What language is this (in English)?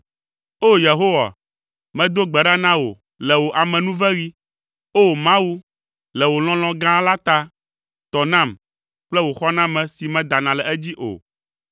Ewe